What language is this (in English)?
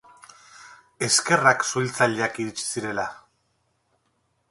Basque